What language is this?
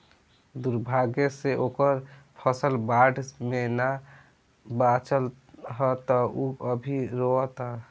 Bhojpuri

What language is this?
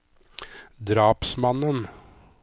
Norwegian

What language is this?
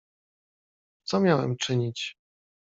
Polish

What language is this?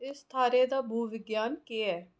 Dogri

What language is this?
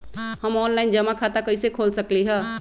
Magahi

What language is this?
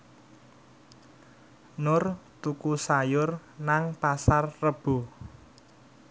Javanese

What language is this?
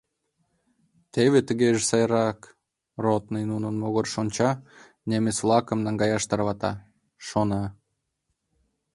Mari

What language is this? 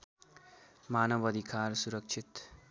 Nepali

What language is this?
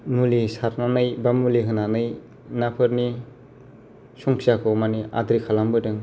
Bodo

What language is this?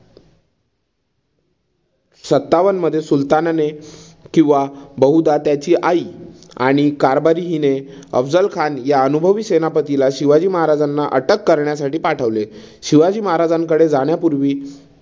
Marathi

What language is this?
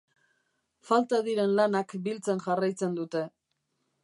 Basque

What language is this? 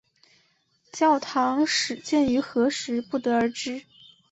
Chinese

